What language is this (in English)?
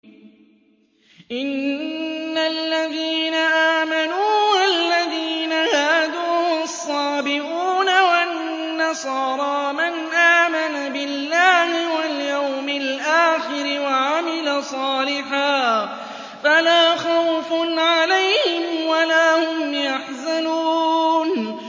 Arabic